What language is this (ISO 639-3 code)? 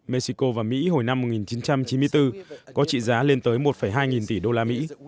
vie